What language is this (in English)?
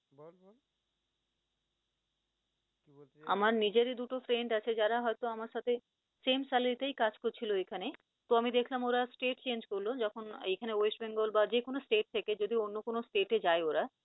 Bangla